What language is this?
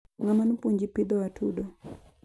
Luo (Kenya and Tanzania)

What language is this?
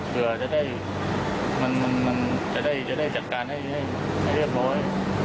Thai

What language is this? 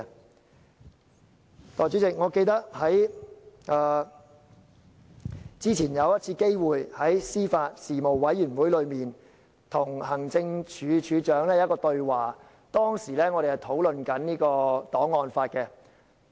Cantonese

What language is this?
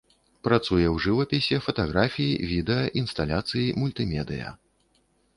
Belarusian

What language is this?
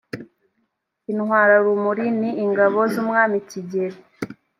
Kinyarwanda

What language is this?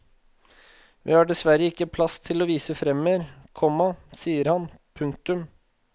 Norwegian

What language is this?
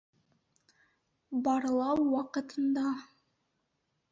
Bashkir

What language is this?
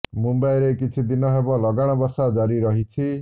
Odia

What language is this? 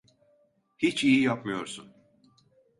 Turkish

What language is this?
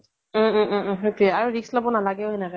Assamese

